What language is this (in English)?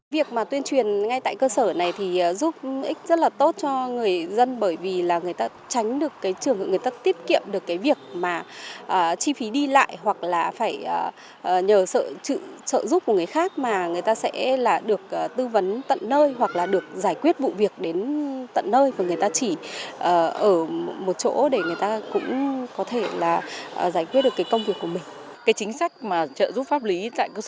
Vietnamese